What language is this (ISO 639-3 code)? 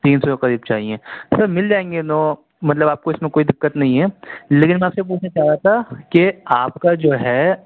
urd